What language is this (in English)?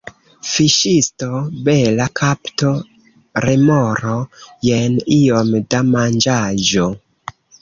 Esperanto